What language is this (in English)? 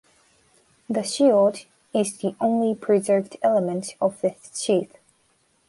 English